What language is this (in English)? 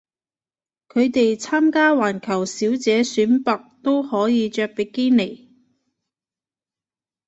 Cantonese